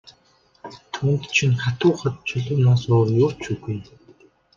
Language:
Mongolian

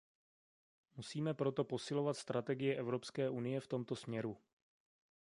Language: Czech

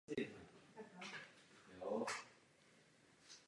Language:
Czech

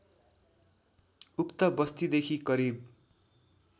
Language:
Nepali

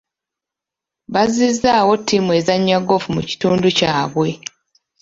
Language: Ganda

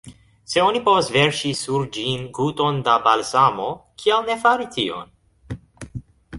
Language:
Esperanto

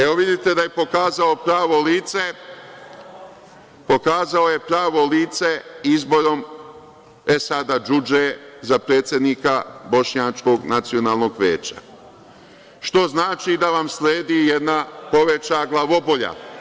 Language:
Serbian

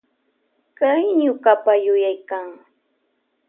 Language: Loja Highland Quichua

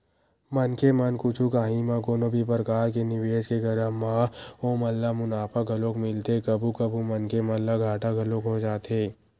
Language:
Chhattisgarhi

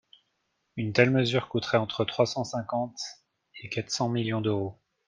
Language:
French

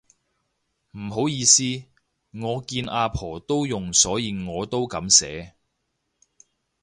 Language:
Cantonese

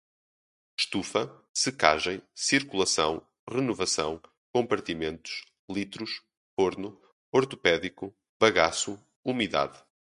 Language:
Portuguese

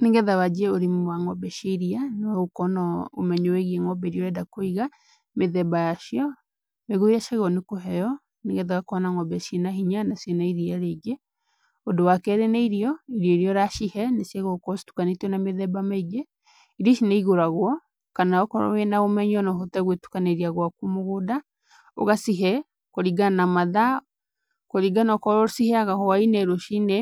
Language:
Kikuyu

